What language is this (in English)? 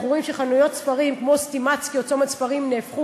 Hebrew